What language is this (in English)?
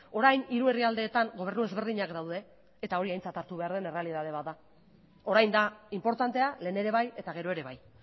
Basque